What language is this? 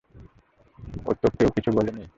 Bangla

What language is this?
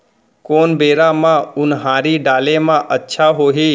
Chhattisgarhi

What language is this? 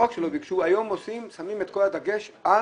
Hebrew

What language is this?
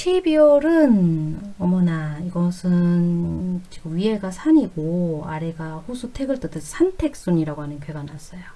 Korean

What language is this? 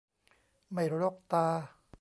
Thai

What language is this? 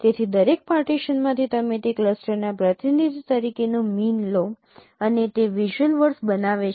Gujarati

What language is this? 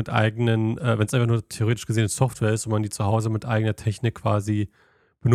German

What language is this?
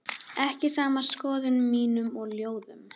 Icelandic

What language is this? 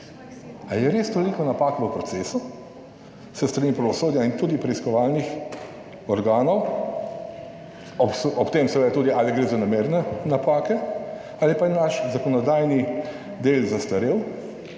Slovenian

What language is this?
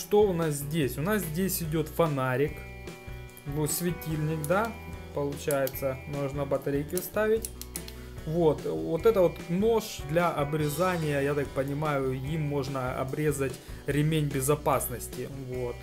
Russian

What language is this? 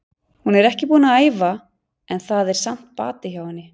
Icelandic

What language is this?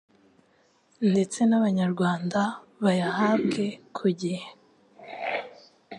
Kinyarwanda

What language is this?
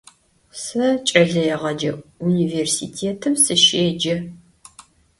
Adyghe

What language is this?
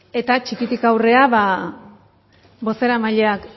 Basque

